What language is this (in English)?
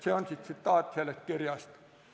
Estonian